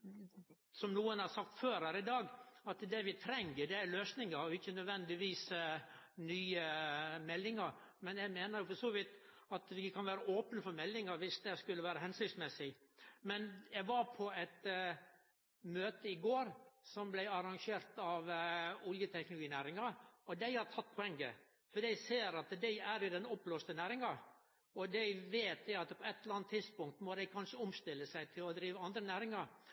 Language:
Norwegian Nynorsk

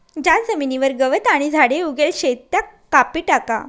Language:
Marathi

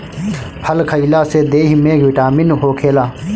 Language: Bhojpuri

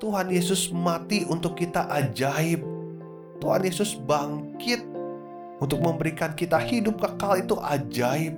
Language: Indonesian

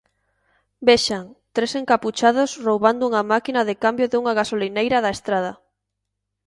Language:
Galician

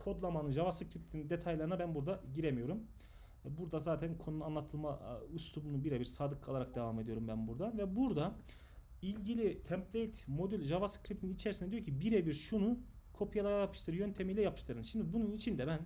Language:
Turkish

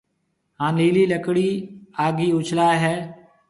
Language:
Marwari (Pakistan)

